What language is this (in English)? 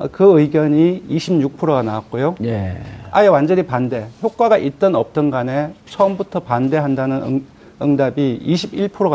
Korean